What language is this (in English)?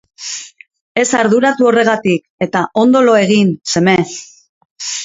Basque